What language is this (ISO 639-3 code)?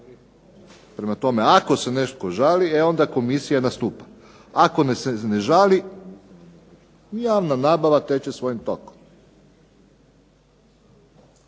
hrv